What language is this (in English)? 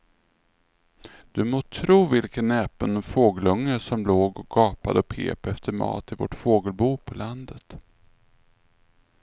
Swedish